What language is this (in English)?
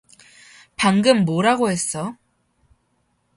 Korean